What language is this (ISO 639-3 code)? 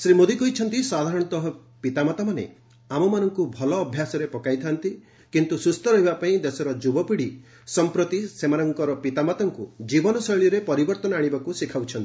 ori